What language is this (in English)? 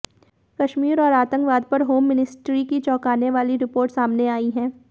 Hindi